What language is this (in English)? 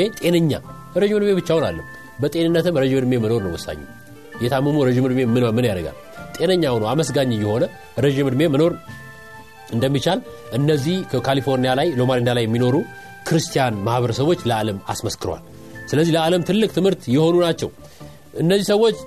Amharic